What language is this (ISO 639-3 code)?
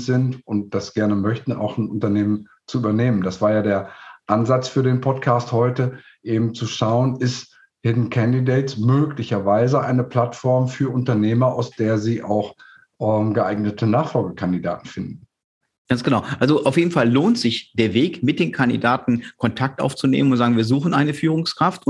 deu